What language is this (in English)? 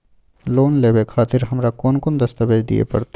Maithili